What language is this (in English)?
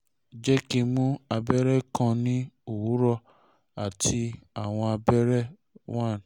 Yoruba